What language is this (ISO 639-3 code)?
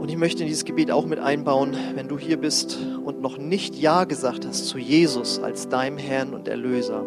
deu